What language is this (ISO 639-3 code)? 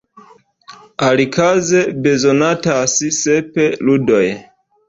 epo